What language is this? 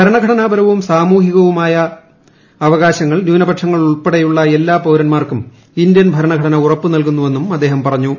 Malayalam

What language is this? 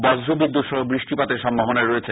Bangla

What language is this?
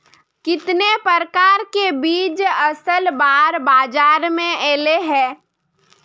Magahi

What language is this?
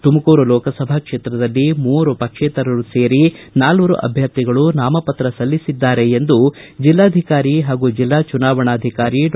Kannada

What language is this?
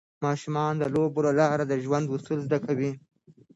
Pashto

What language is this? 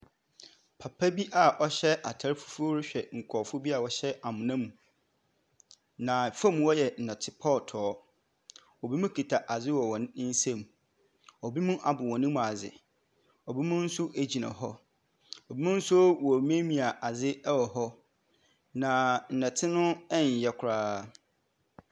Akan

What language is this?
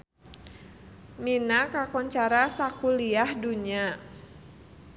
Sundanese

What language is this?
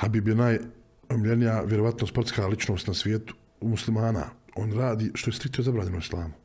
Croatian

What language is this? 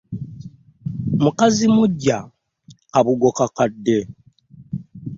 Ganda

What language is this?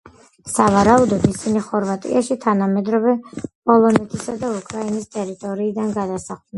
Georgian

